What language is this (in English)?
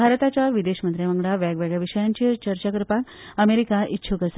Konkani